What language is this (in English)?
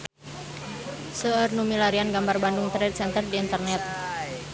Sundanese